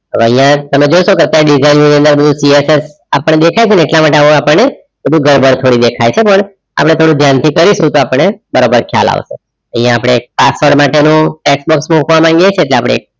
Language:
Gujarati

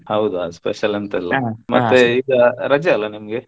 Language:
Kannada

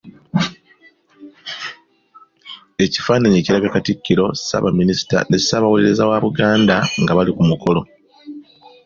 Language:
Ganda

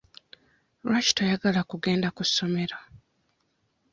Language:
Ganda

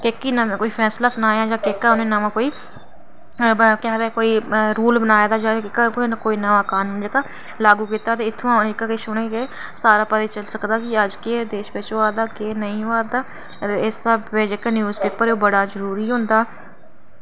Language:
Dogri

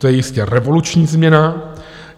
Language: Czech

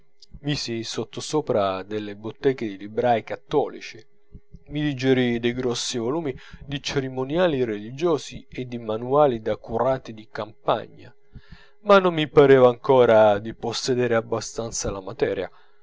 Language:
Italian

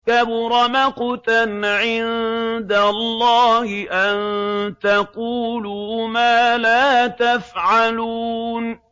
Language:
Arabic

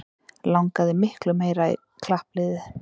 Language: Icelandic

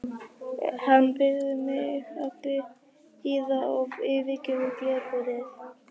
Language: Icelandic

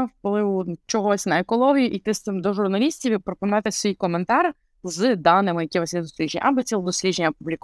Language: Ukrainian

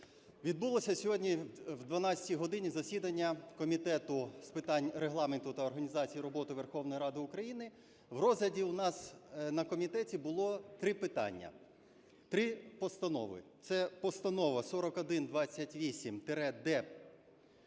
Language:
Ukrainian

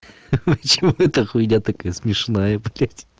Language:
Russian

